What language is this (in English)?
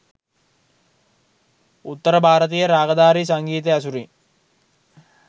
Sinhala